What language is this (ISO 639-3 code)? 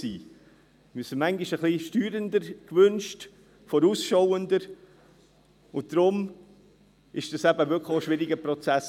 gsw